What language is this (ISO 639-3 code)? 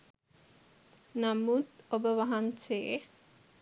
sin